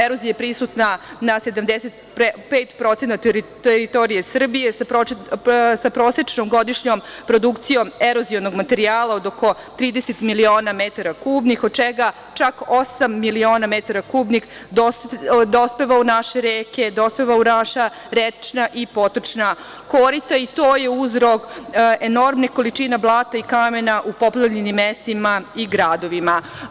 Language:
Serbian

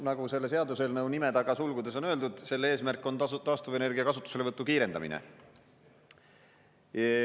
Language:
Estonian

